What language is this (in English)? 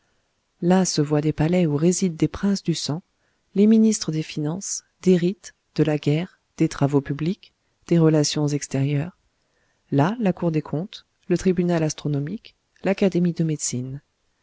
French